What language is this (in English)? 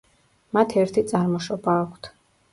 Georgian